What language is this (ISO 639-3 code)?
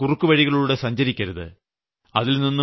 mal